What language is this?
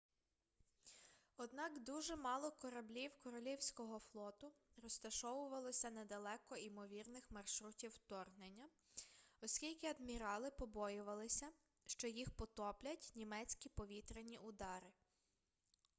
Ukrainian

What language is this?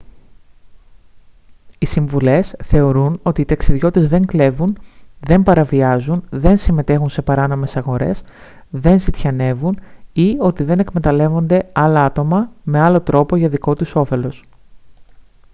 Greek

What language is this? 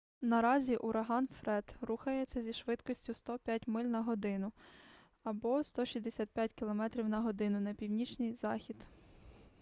Ukrainian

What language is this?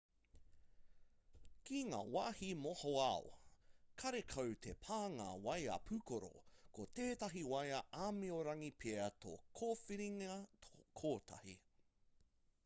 Māori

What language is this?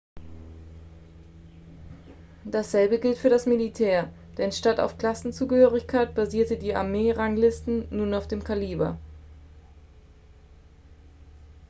German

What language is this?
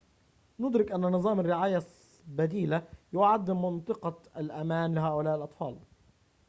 Arabic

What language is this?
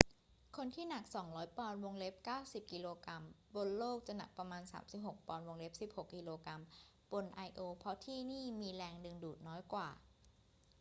Thai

